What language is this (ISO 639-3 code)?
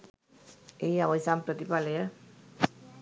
sin